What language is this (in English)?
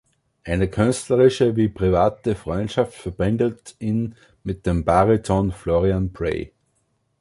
German